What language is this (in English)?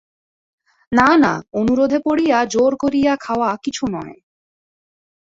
Bangla